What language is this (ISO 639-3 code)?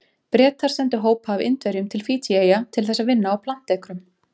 isl